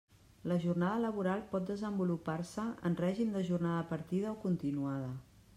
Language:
Catalan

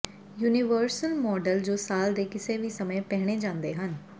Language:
Punjabi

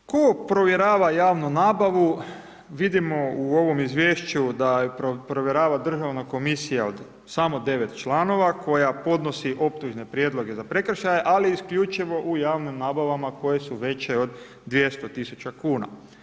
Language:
Croatian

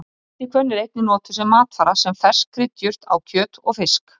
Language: Icelandic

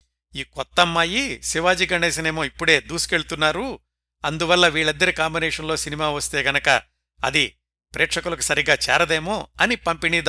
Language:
Telugu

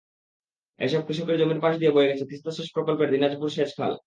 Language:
Bangla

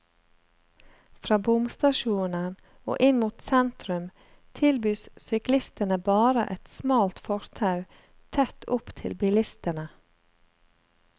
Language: Norwegian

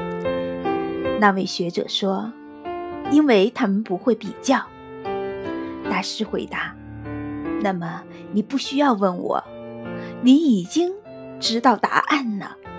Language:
Chinese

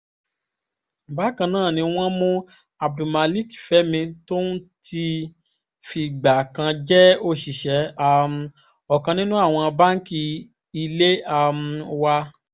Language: Yoruba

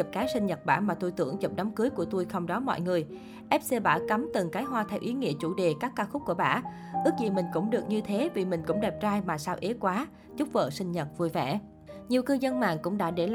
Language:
Vietnamese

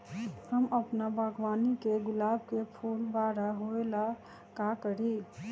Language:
Magahi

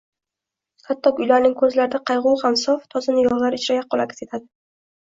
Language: Uzbek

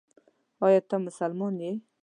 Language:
Pashto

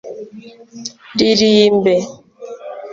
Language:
Kinyarwanda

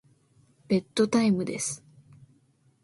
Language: Japanese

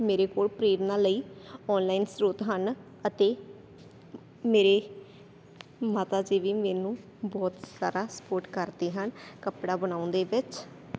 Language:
Punjabi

